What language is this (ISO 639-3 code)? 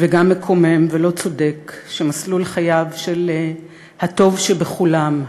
heb